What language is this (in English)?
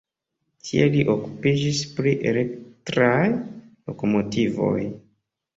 Esperanto